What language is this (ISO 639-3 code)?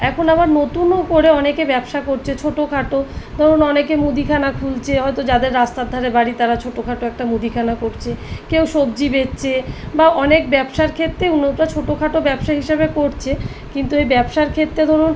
ben